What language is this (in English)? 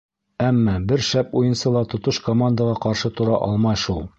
Bashkir